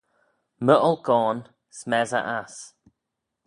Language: Manx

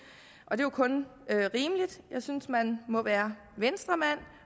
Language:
Danish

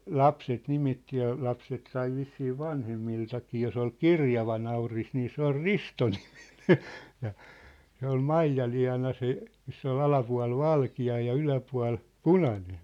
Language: Finnish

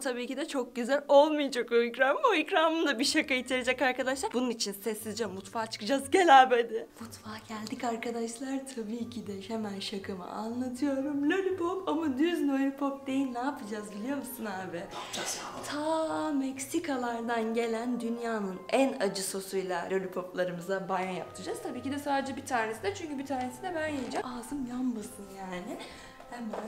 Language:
Turkish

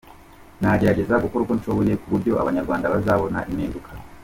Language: Kinyarwanda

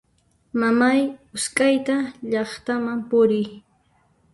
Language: Puno Quechua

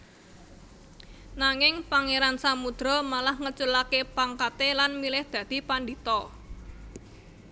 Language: Javanese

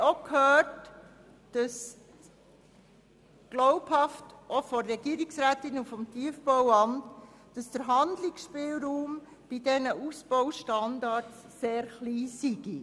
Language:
Swiss German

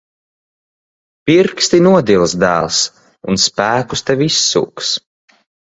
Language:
Latvian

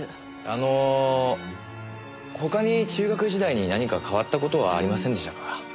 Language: Japanese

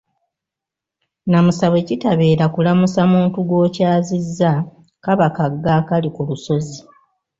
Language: Ganda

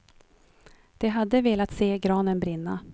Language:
Swedish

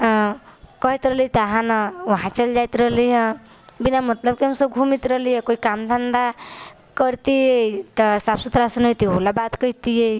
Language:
Maithili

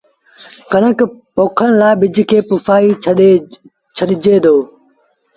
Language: Sindhi Bhil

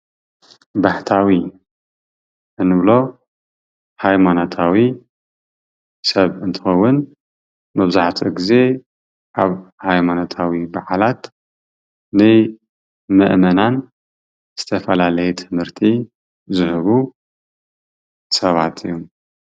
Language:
Tigrinya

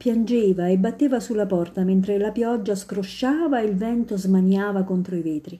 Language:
Italian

